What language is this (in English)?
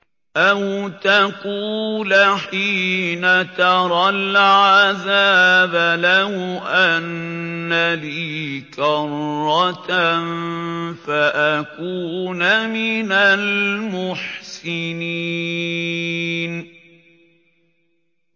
Arabic